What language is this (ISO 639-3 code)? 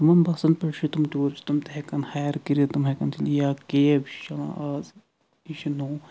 kas